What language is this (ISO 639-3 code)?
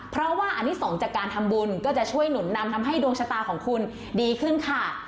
tha